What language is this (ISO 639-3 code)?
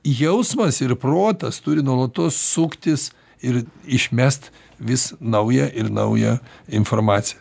lit